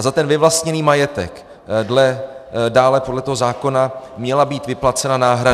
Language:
Czech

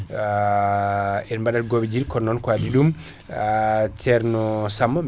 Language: Fula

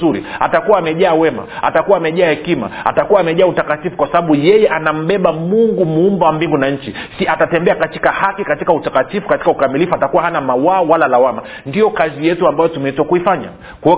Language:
Swahili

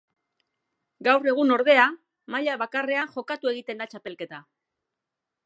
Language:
Basque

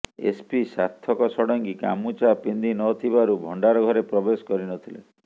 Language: Odia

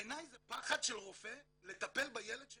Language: Hebrew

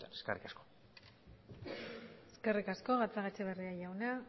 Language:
Basque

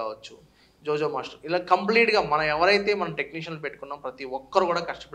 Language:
Telugu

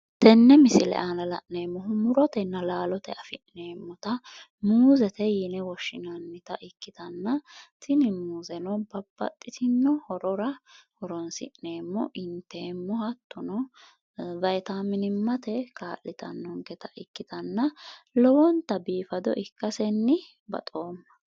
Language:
Sidamo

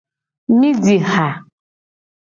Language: Gen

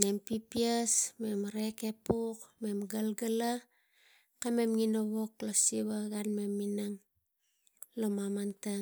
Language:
Tigak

